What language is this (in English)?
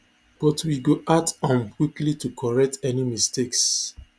Nigerian Pidgin